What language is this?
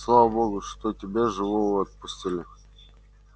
Russian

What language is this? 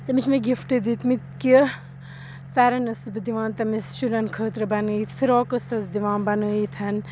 Kashmiri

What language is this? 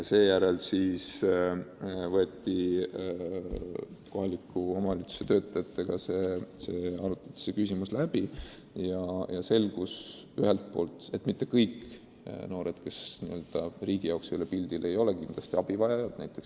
Estonian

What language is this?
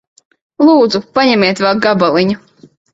Latvian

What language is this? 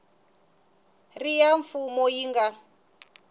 Tsonga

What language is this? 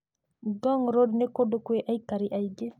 Kikuyu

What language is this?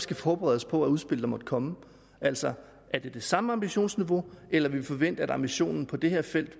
Danish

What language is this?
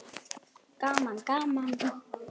Icelandic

